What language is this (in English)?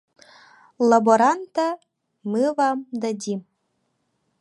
Yakut